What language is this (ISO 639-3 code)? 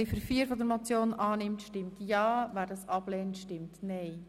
gsw